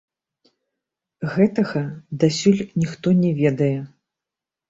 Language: Belarusian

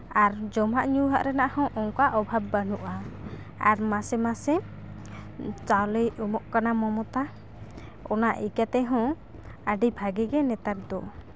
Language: Santali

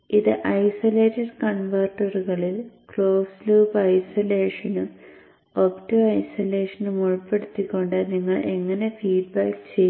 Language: Malayalam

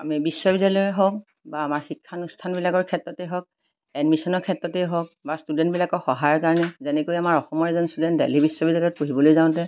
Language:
Assamese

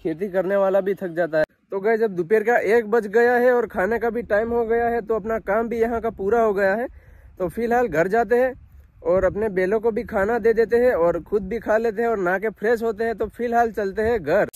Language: Hindi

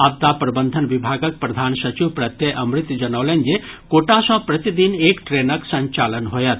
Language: Maithili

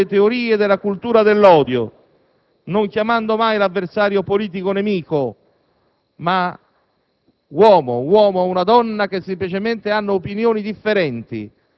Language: Italian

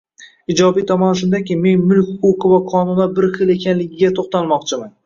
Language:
Uzbek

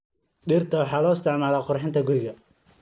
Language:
Somali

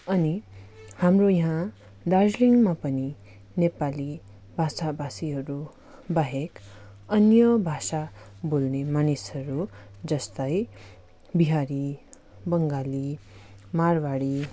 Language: Nepali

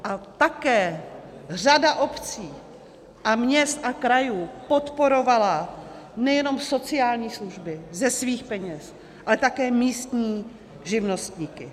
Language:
Czech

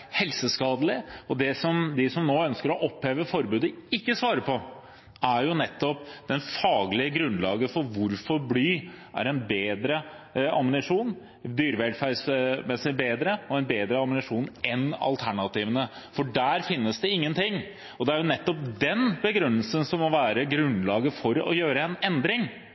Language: Norwegian Bokmål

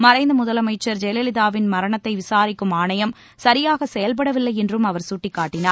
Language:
Tamil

